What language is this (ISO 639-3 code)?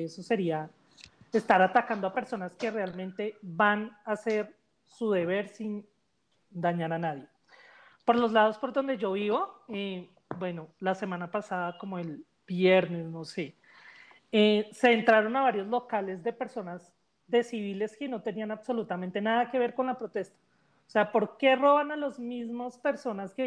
spa